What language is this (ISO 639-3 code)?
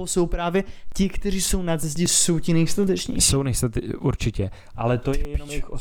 ces